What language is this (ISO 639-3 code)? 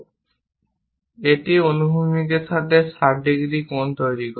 ben